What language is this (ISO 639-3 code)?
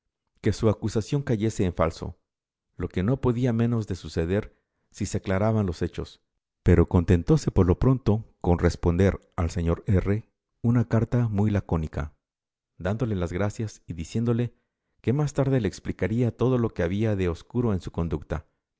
spa